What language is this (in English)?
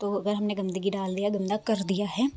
Hindi